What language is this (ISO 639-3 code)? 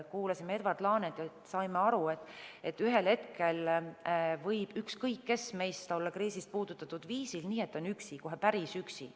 est